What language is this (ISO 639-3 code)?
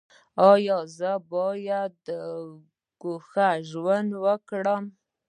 pus